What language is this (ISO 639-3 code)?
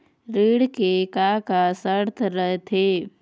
hne